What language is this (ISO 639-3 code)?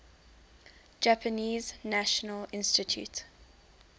eng